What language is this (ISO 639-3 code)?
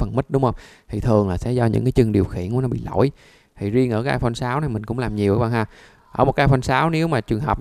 vie